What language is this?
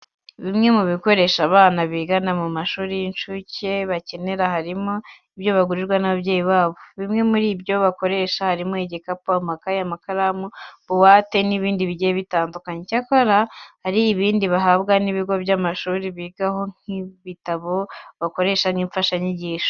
Kinyarwanda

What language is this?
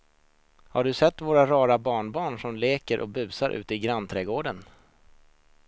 Swedish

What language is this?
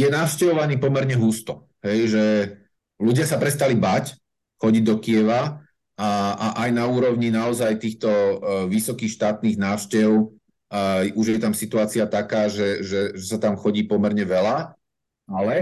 Slovak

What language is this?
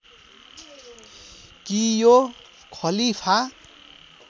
Nepali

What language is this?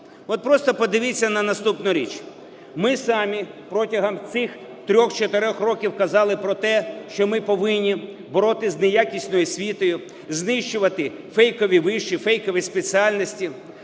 Ukrainian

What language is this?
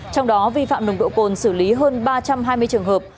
Vietnamese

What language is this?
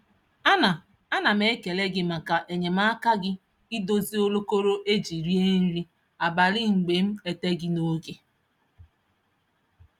Igbo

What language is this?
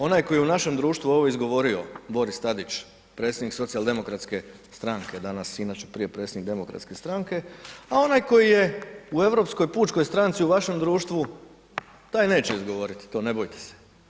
Croatian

